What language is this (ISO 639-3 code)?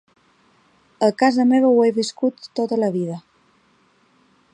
cat